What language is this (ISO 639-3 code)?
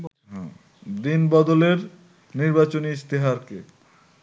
ben